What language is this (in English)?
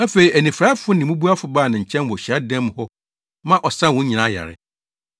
Akan